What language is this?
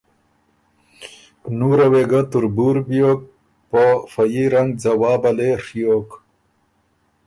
Ormuri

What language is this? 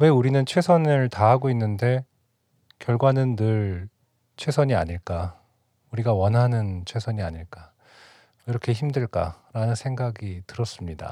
Korean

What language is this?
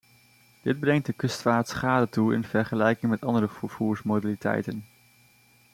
Dutch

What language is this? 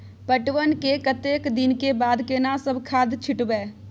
Maithili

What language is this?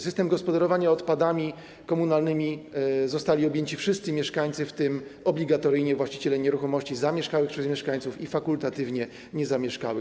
Polish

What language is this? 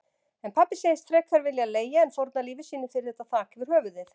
Icelandic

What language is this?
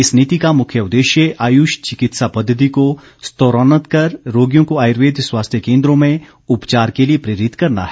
Hindi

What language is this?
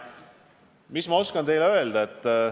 Estonian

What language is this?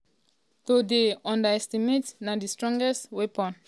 Nigerian Pidgin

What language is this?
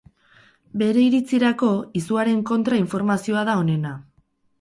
Basque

